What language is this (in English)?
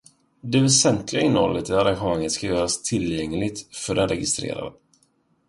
Swedish